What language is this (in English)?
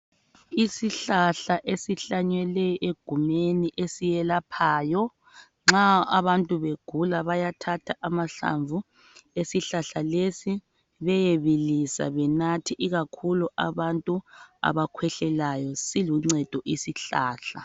North Ndebele